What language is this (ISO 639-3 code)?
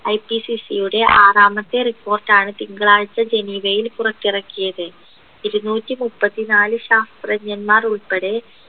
mal